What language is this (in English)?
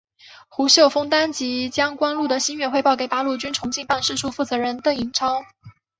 Chinese